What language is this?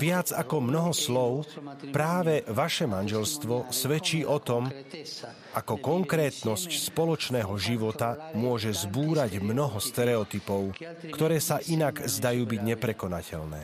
Slovak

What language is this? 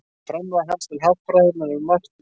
Icelandic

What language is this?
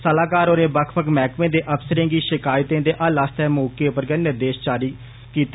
Dogri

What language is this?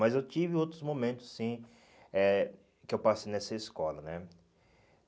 Portuguese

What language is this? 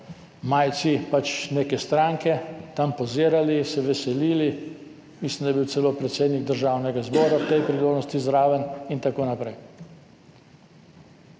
Slovenian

